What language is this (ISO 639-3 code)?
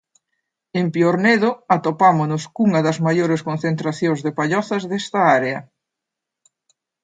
glg